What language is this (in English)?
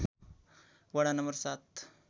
Nepali